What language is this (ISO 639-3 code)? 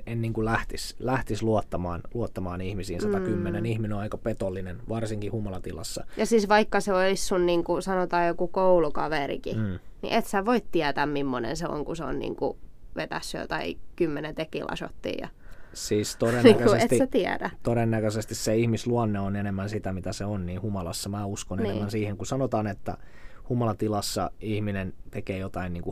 fin